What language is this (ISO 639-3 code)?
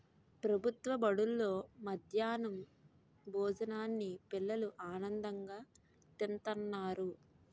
tel